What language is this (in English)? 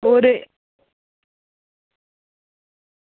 Dogri